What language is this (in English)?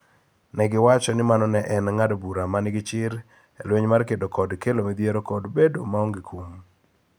Luo (Kenya and Tanzania)